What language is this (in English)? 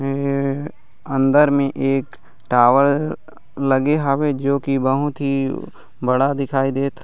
Chhattisgarhi